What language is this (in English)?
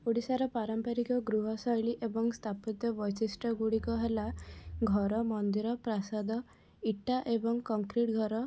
Odia